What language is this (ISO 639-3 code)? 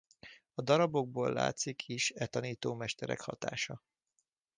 hun